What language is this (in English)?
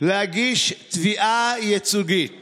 Hebrew